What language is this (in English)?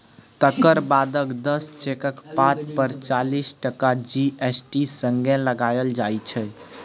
Maithili